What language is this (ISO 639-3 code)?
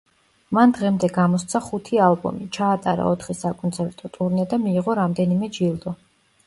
kat